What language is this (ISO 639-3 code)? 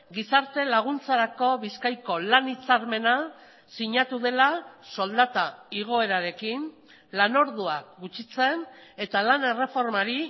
eus